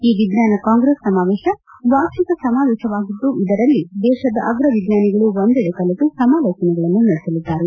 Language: Kannada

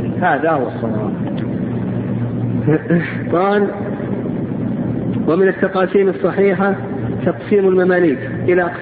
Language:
Arabic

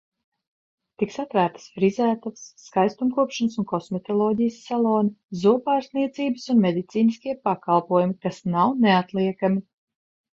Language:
Latvian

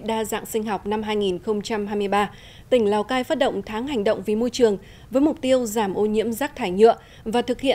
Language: Vietnamese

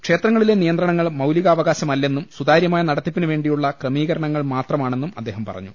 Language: Malayalam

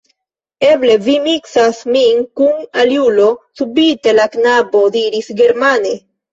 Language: Esperanto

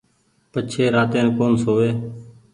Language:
Goaria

